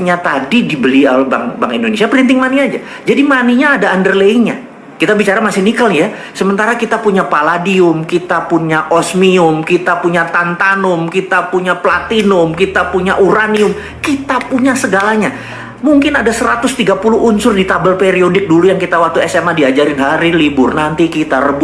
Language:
Indonesian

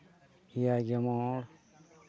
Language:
Santali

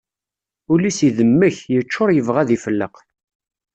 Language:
Kabyle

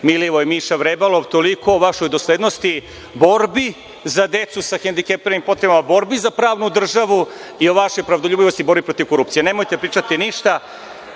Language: Serbian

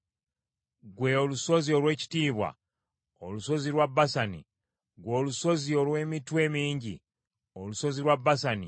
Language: Ganda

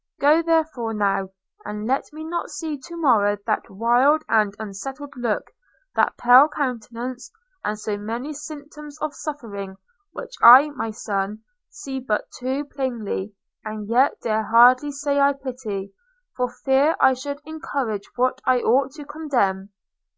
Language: English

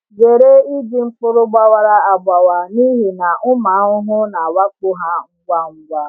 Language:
Igbo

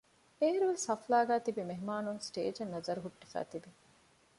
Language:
Divehi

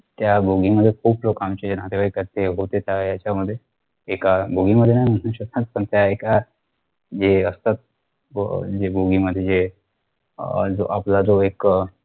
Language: Marathi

